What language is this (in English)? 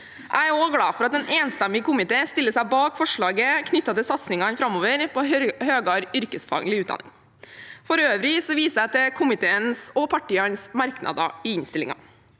Norwegian